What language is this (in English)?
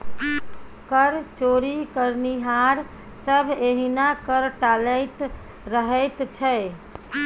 Maithili